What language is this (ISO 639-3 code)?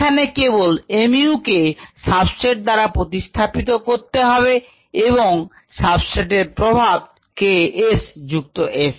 ben